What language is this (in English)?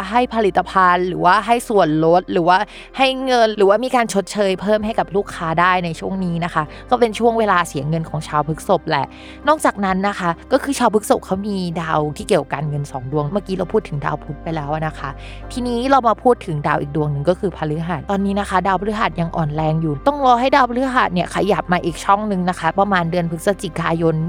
Thai